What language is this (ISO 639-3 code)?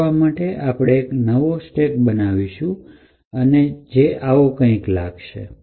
guj